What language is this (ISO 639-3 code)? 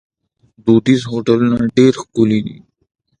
pus